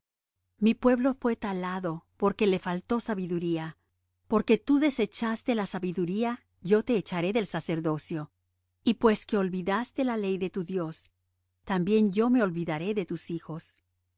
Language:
Spanish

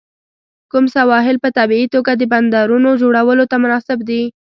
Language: Pashto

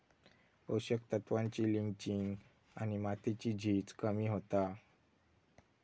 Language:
Marathi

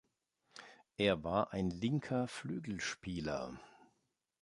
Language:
German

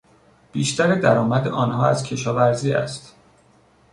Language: Persian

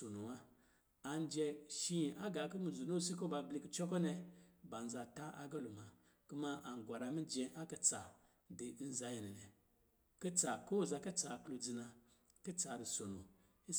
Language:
Lijili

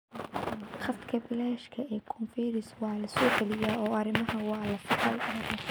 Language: Somali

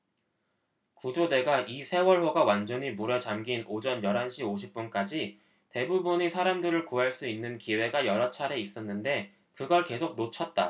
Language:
Korean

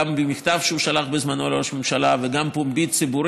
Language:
Hebrew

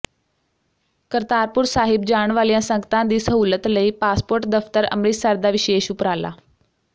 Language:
Punjabi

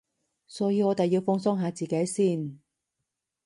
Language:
Cantonese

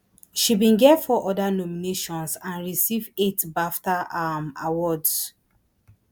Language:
Nigerian Pidgin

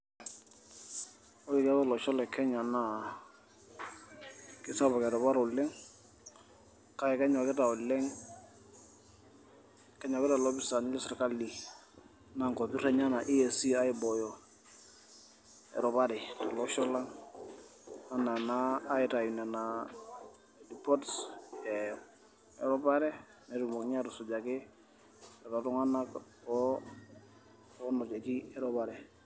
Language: Masai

